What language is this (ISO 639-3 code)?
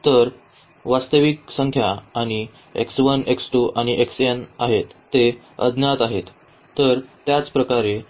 mar